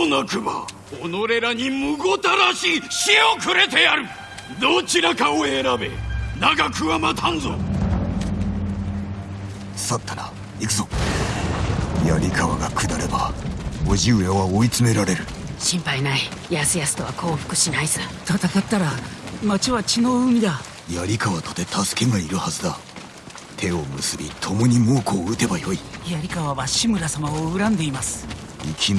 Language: Japanese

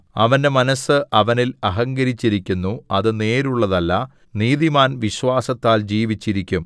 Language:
Malayalam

